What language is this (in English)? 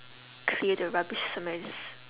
English